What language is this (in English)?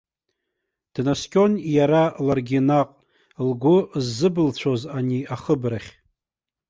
Abkhazian